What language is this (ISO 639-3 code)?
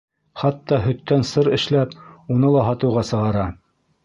bak